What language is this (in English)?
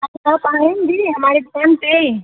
Hindi